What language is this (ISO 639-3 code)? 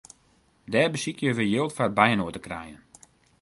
fry